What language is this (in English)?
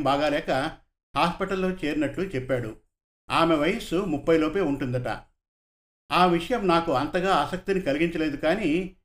Telugu